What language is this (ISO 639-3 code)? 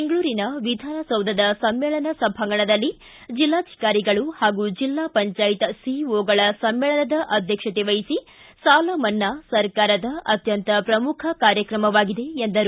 kan